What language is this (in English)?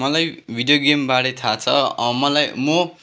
Nepali